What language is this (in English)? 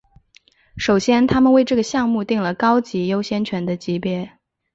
Chinese